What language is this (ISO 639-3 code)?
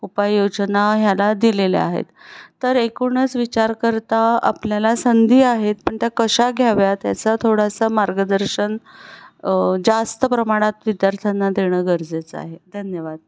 mar